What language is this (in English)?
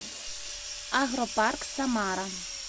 Russian